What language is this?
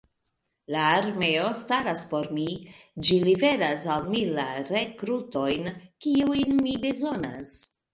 Esperanto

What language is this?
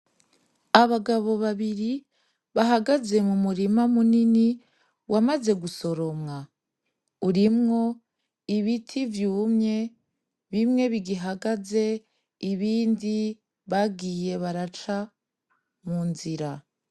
Rundi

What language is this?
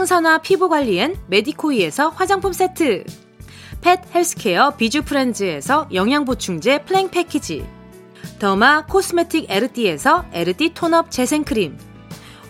Korean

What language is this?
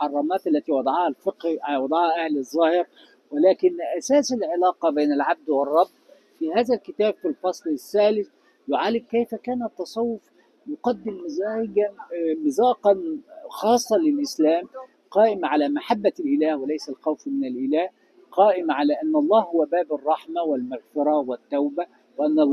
Arabic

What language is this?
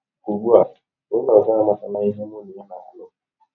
Igbo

